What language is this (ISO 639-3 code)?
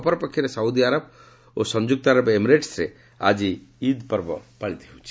ori